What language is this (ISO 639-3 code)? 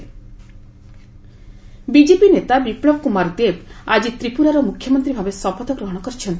ori